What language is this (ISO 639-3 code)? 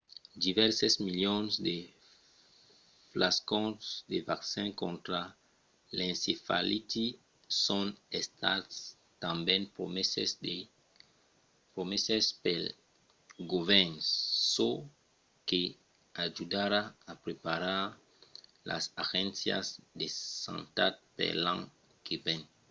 oci